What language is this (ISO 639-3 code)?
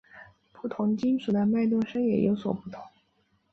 zho